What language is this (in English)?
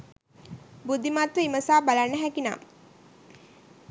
Sinhala